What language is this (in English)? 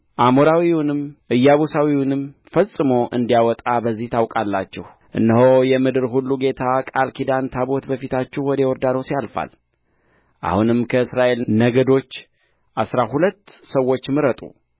Amharic